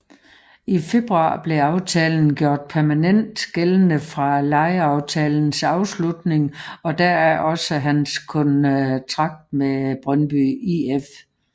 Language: Danish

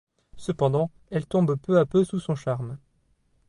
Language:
French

